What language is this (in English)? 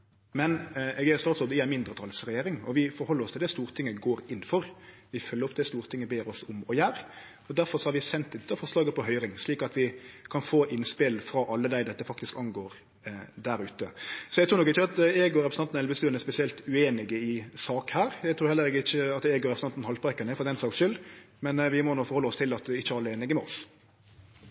Norwegian Nynorsk